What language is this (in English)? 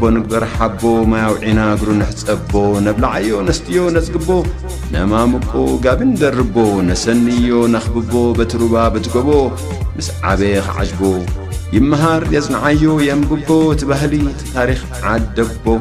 Arabic